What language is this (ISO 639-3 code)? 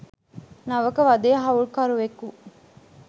sin